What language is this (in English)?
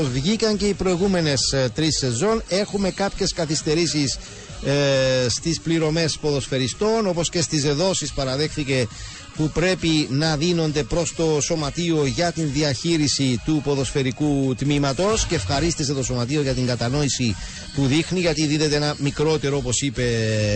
Greek